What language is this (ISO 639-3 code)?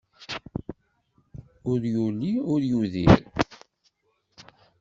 kab